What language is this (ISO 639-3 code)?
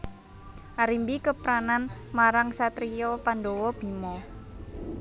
jav